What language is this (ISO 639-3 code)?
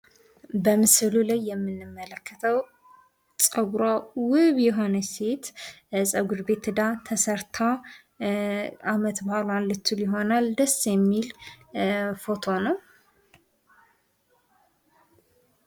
amh